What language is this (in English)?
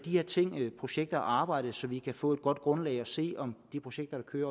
Danish